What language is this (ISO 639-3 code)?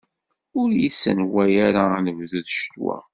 kab